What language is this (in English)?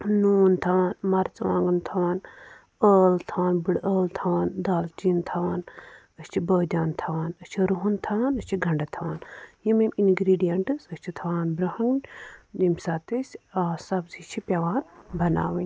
Kashmiri